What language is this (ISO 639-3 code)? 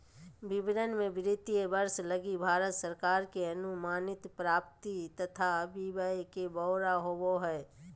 mag